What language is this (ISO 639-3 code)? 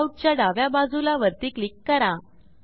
mar